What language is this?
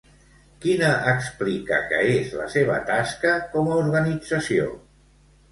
Catalan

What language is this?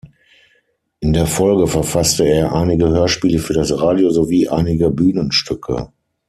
German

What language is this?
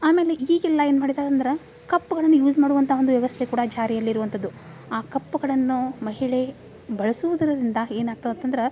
Kannada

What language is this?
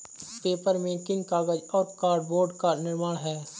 Hindi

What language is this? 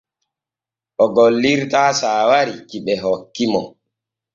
Borgu Fulfulde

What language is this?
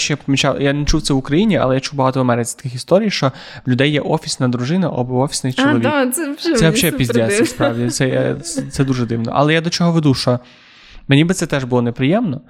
Ukrainian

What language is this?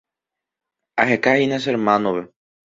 Guarani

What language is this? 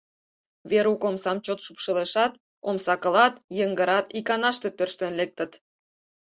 Mari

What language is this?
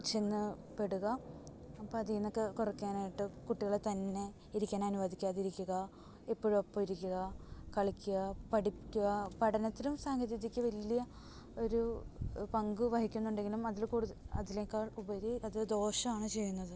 Malayalam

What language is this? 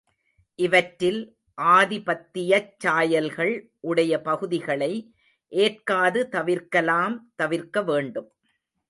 Tamil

